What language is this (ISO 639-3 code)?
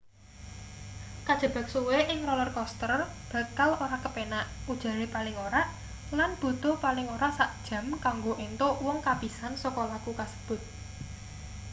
jav